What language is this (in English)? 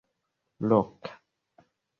Esperanto